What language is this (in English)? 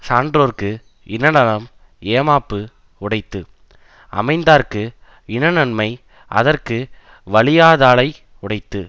Tamil